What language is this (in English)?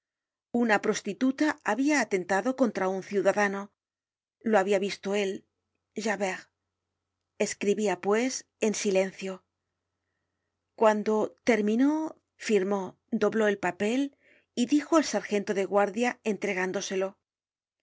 Spanish